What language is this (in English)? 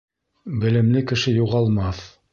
Bashkir